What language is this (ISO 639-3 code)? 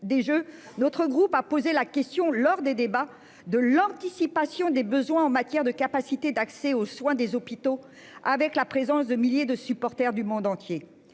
fra